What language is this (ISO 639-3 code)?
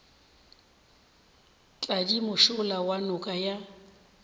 nso